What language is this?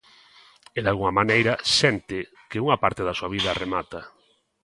Galician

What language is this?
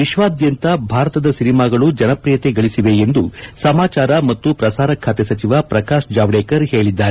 Kannada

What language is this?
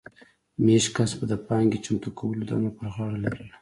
Pashto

